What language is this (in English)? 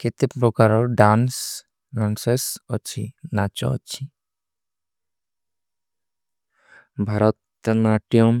Kui (India)